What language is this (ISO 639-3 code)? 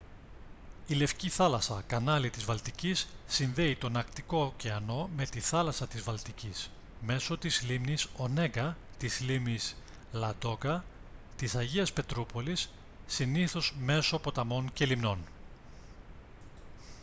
ell